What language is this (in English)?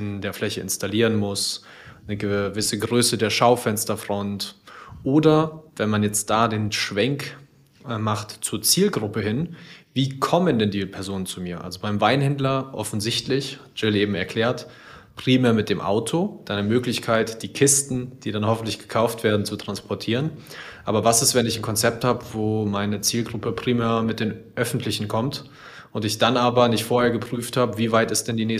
German